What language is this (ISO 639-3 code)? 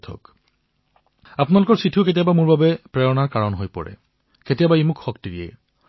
asm